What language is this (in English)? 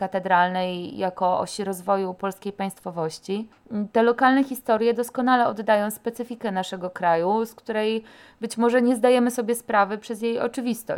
Polish